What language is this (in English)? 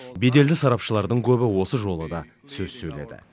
Kazakh